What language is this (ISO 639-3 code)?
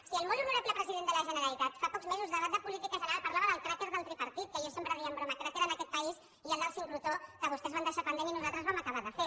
cat